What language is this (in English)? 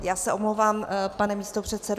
Czech